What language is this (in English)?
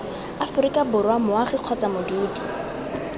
Tswana